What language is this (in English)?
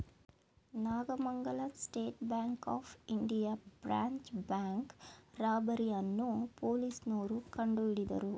Kannada